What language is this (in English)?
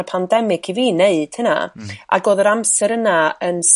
Welsh